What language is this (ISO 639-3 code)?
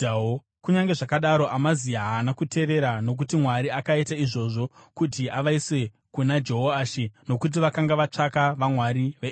sna